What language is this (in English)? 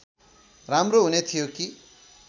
Nepali